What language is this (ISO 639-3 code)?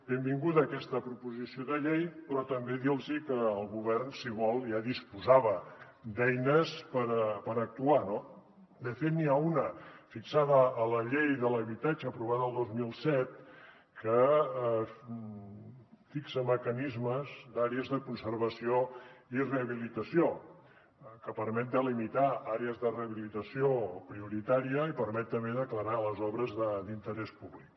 cat